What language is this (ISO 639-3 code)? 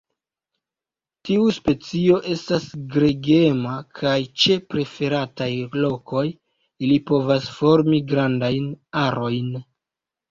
epo